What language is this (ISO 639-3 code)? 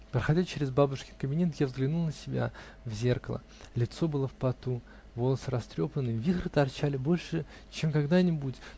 rus